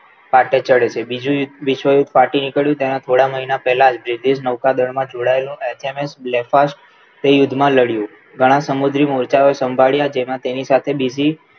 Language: Gujarati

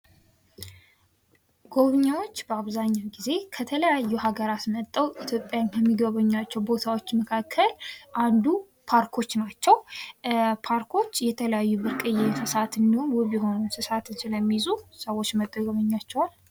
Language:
Amharic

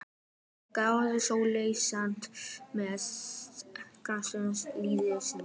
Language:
Icelandic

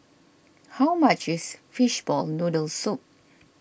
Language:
English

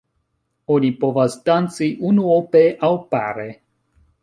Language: Esperanto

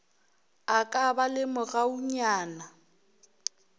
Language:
Northern Sotho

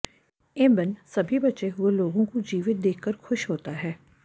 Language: Hindi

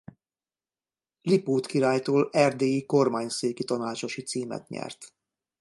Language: Hungarian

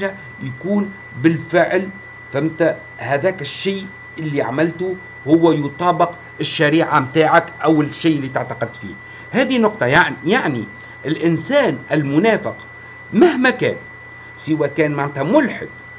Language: Arabic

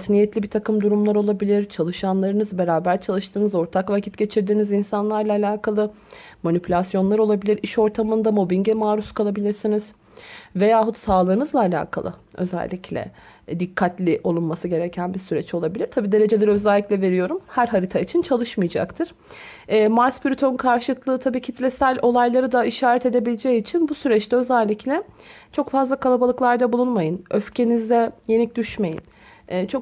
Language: Turkish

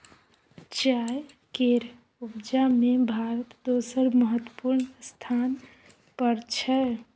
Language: Maithili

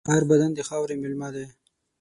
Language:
Pashto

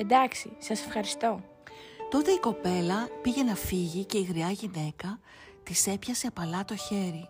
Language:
Greek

